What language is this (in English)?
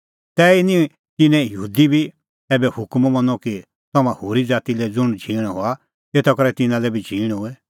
Kullu Pahari